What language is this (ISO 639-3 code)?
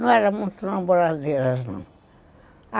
por